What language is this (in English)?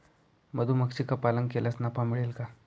Marathi